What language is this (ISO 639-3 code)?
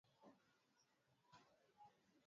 swa